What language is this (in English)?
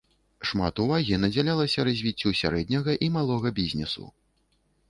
Belarusian